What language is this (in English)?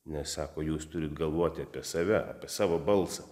Lithuanian